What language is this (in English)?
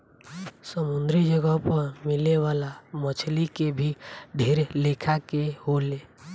Bhojpuri